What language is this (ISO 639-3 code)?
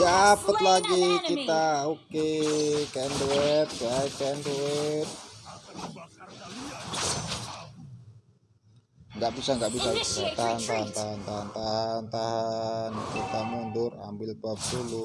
ind